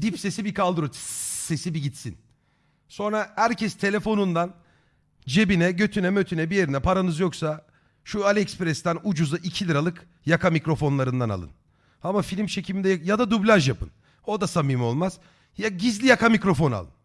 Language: Turkish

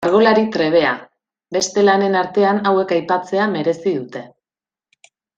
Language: Basque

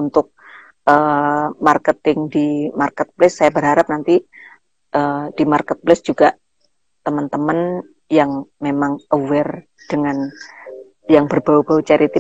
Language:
Indonesian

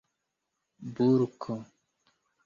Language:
Esperanto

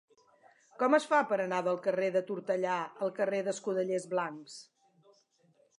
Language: Catalan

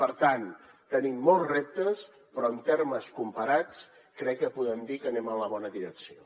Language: Catalan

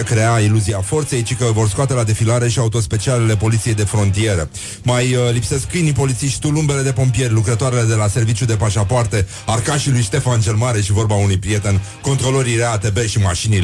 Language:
Romanian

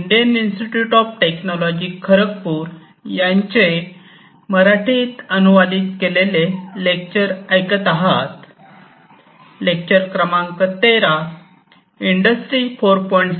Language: Marathi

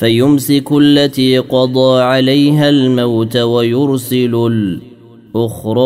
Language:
Arabic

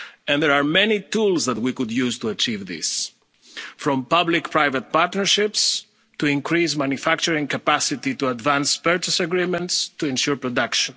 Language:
English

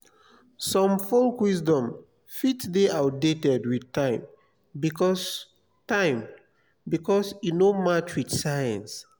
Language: Nigerian Pidgin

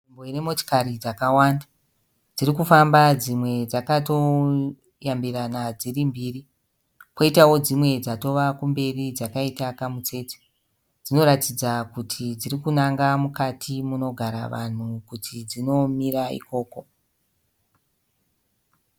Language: Shona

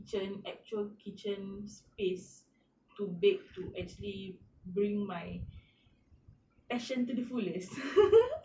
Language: English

